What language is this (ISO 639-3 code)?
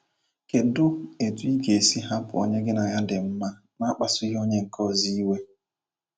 ibo